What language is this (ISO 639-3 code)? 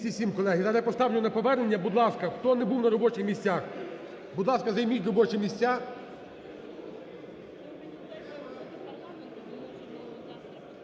ukr